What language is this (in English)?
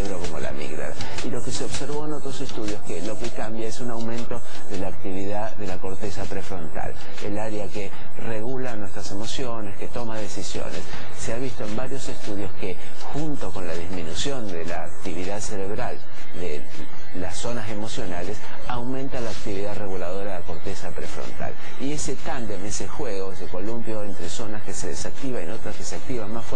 Spanish